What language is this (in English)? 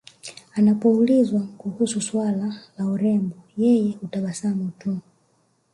Swahili